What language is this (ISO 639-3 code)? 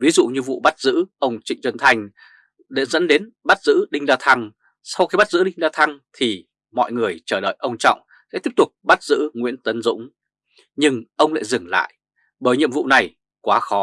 vie